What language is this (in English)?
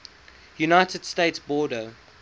English